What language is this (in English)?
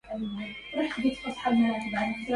Arabic